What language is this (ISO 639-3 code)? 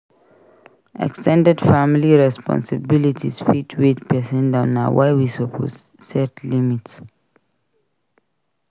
pcm